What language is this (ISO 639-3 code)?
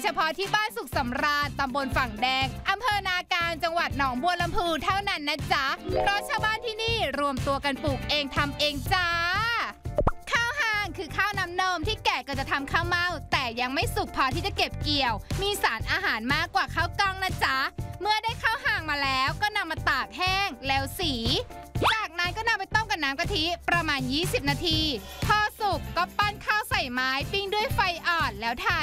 tha